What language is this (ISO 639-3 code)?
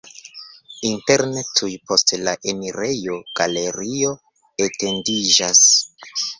epo